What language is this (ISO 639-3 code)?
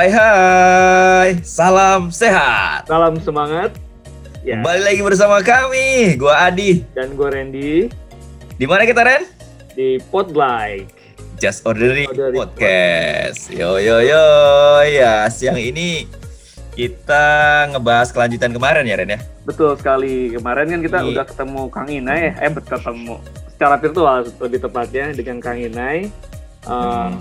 ind